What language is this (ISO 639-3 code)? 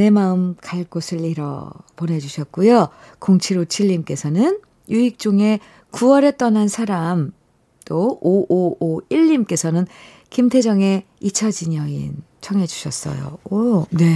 kor